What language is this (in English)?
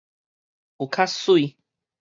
Min Nan Chinese